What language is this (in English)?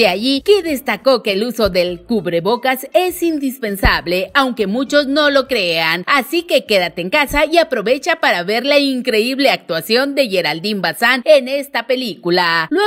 Spanish